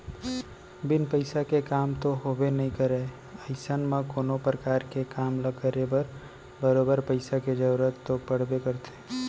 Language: Chhattisgarhi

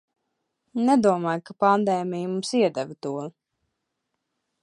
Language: Latvian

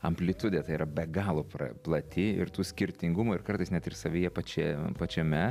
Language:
Lithuanian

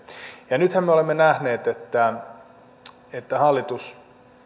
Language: Finnish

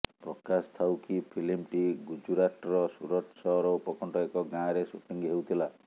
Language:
Odia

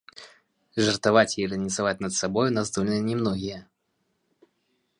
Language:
Belarusian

